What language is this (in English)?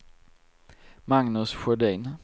Swedish